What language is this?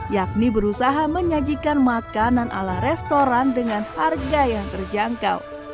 Indonesian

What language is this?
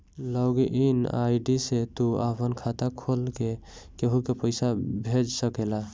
Bhojpuri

